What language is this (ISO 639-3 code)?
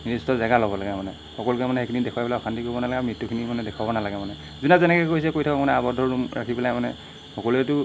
asm